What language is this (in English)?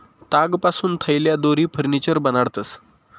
Marathi